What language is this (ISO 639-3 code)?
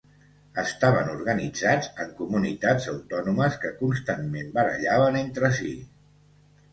cat